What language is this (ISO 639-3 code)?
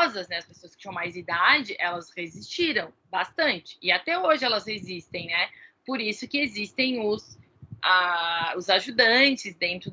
por